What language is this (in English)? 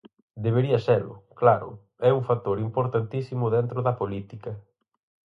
Galician